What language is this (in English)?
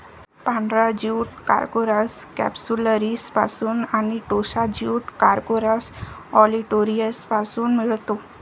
Marathi